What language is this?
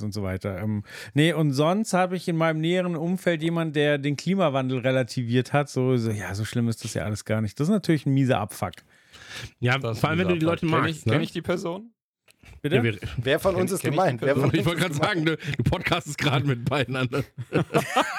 German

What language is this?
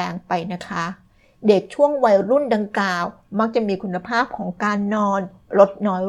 Thai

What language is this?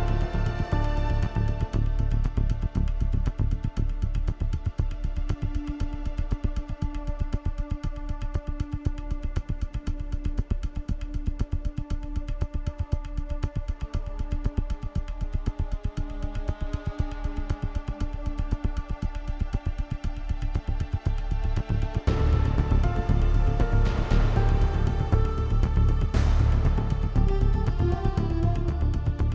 Indonesian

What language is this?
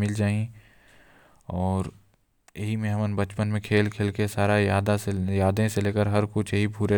Korwa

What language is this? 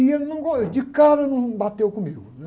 Portuguese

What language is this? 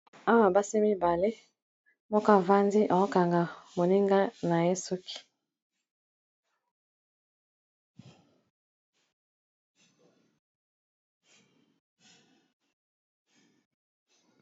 Lingala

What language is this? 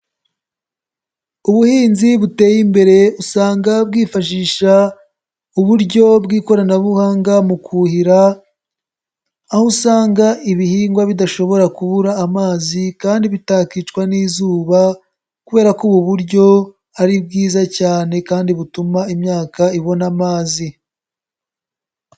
Kinyarwanda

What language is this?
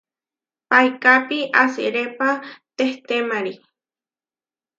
Huarijio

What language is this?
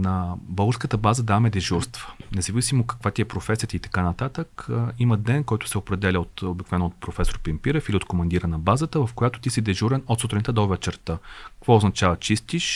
Bulgarian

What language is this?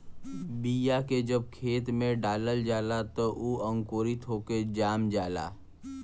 Bhojpuri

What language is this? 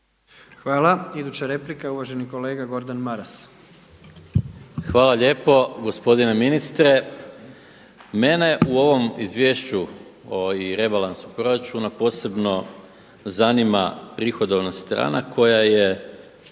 Croatian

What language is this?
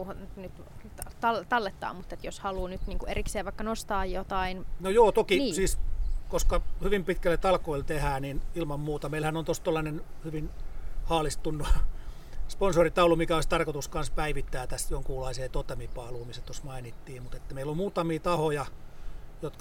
Finnish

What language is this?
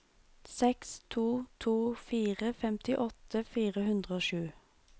Norwegian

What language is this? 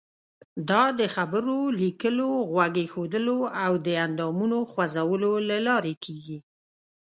Pashto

